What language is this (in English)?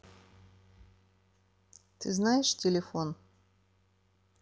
Russian